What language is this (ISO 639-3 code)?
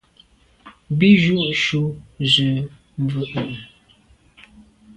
byv